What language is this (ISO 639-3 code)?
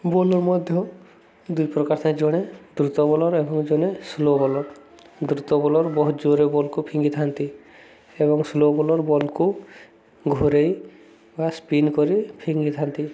ori